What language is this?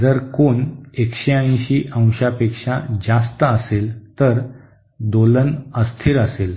Marathi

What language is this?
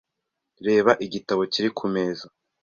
Kinyarwanda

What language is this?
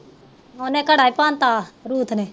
Punjabi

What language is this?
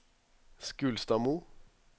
Norwegian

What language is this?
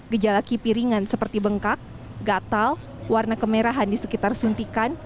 Indonesian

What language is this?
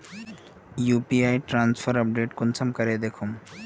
Magahi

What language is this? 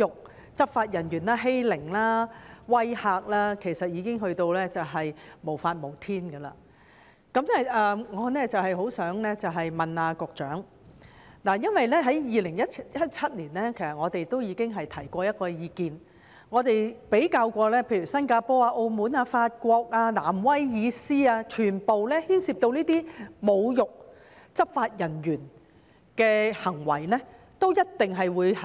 Cantonese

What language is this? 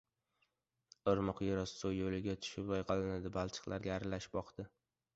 Uzbek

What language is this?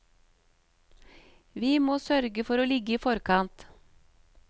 Norwegian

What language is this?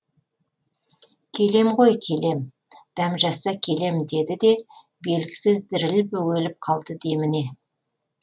Kazakh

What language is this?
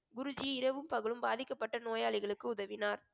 Tamil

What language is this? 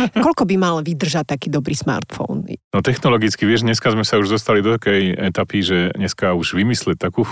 Slovak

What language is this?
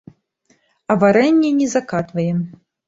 Belarusian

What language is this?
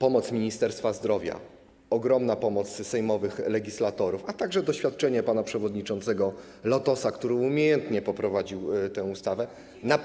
Polish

